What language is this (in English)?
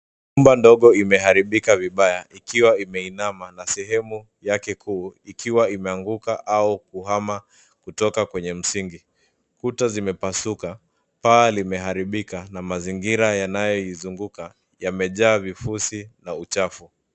Swahili